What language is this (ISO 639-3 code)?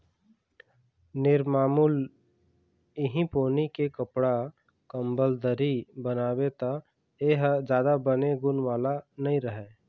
hne